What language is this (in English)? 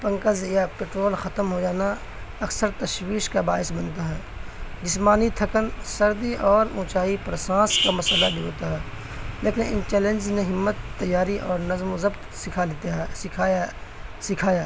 Urdu